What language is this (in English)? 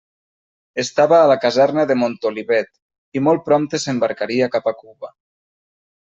Catalan